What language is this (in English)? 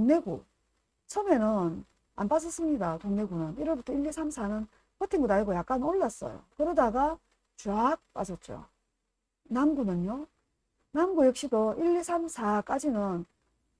Korean